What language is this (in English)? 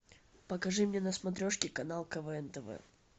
Russian